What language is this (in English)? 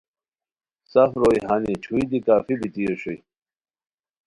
Khowar